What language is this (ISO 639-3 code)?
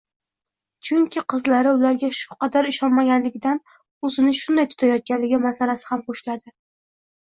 uzb